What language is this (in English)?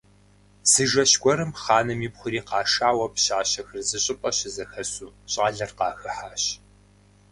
Kabardian